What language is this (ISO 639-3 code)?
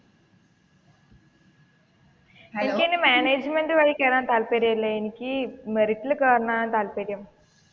mal